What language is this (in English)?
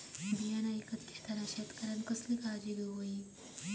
Marathi